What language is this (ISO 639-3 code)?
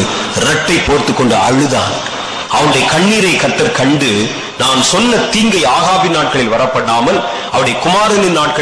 tam